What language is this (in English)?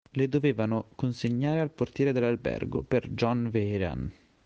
Italian